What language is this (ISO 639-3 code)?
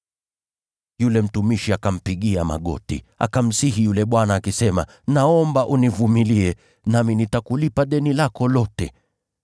swa